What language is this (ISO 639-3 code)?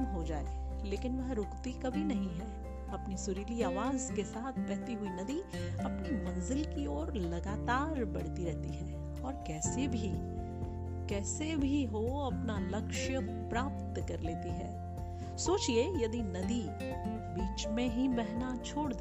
hin